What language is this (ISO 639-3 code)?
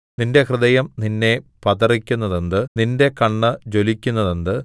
mal